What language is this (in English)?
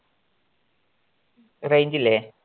Malayalam